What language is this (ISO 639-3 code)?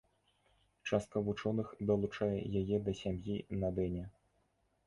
bel